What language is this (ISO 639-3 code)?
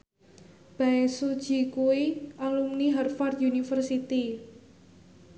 jav